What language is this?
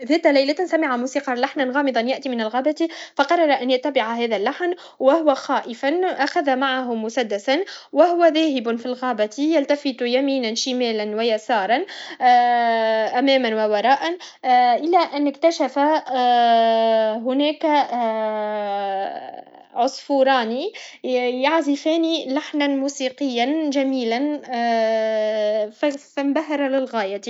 Tunisian Arabic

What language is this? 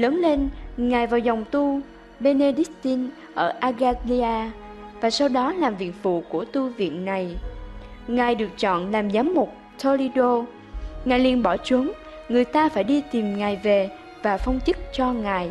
Vietnamese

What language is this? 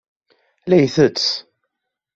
Kabyle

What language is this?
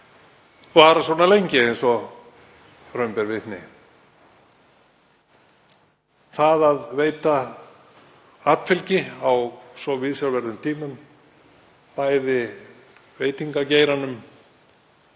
Icelandic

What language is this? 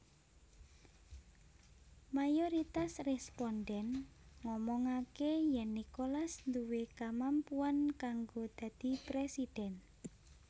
Javanese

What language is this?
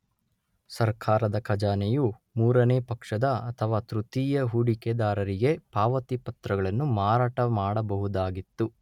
Kannada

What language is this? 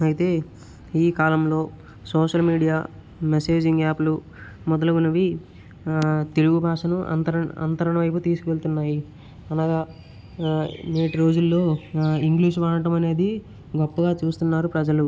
Telugu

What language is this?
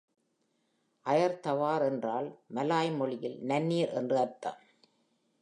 Tamil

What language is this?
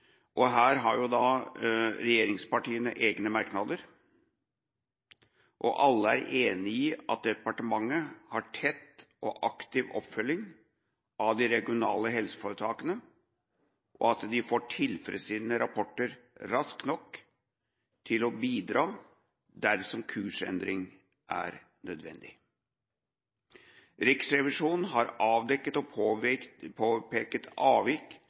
Norwegian Bokmål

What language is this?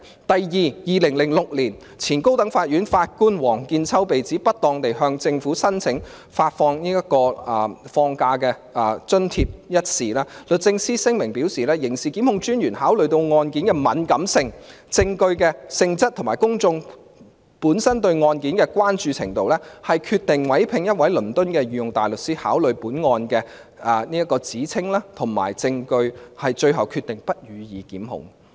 Cantonese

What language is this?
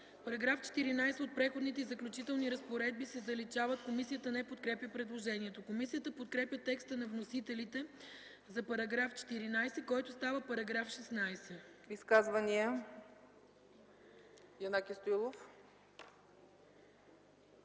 Bulgarian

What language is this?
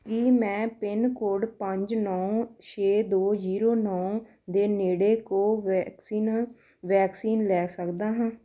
Punjabi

